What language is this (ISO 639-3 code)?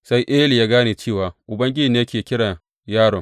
hau